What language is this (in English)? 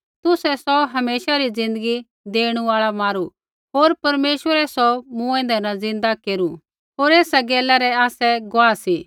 Kullu Pahari